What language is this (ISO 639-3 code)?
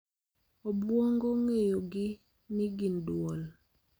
luo